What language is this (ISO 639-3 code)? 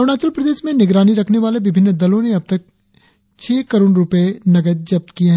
hin